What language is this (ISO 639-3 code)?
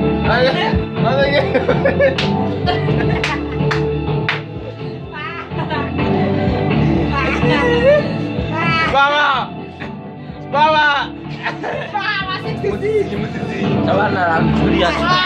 spa